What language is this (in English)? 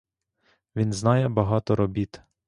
Ukrainian